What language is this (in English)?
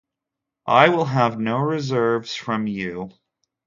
English